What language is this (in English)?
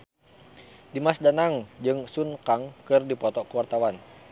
Sundanese